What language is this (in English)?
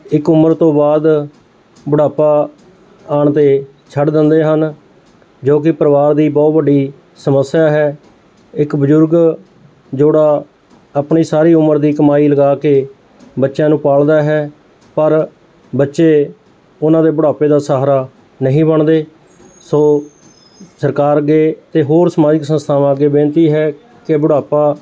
Punjabi